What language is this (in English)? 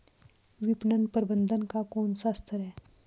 Hindi